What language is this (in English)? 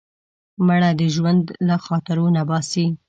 Pashto